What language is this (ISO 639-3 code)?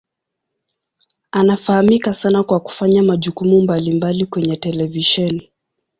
swa